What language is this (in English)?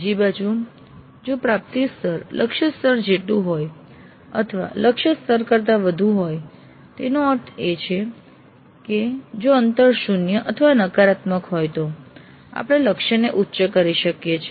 Gujarati